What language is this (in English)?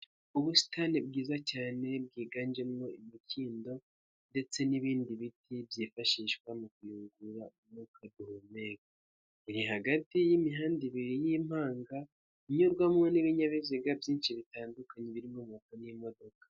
Kinyarwanda